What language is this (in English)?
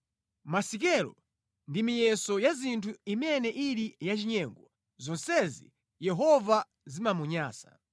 Nyanja